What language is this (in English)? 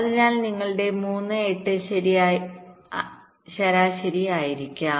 Malayalam